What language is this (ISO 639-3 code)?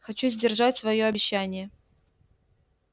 rus